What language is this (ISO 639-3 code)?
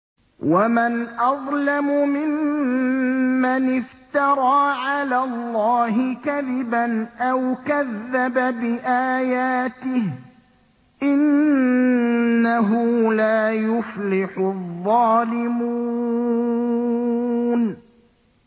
ara